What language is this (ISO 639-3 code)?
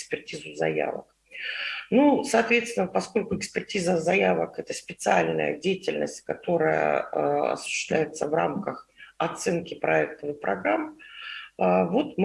rus